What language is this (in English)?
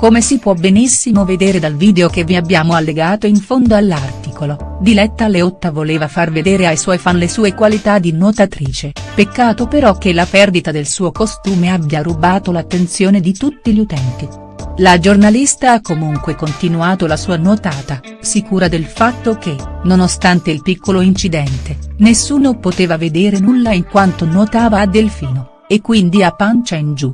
Italian